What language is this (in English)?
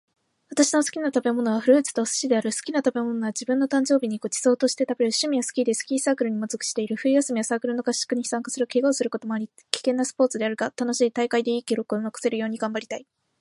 Japanese